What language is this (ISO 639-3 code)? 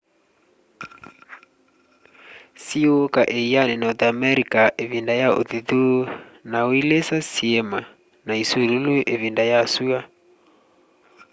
kam